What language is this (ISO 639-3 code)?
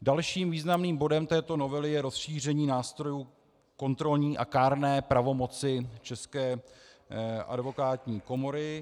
ces